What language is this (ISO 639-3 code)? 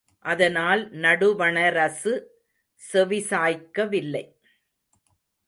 tam